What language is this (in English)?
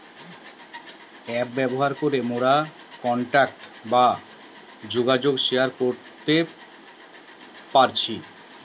Bangla